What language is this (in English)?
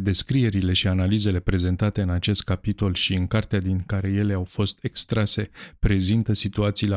Romanian